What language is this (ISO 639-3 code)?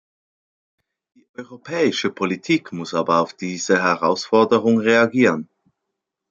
deu